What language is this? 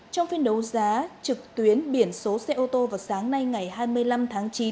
Vietnamese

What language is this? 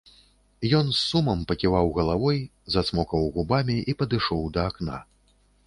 Belarusian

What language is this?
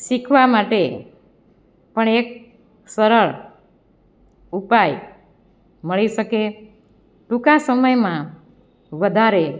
Gujarati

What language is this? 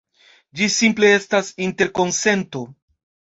Esperanto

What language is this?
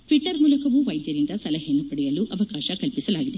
Kannada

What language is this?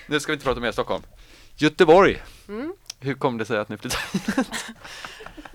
Swedish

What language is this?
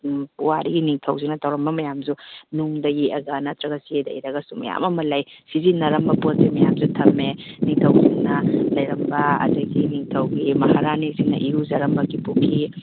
Manipuri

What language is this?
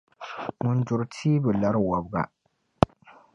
Dagbani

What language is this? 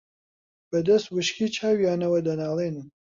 Central Kurdish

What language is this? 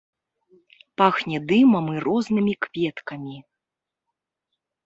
Belarusian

